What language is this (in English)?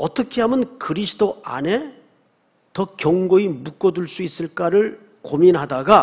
Korean